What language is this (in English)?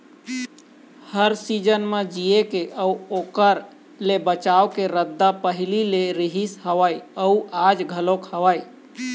Chhattisgarhi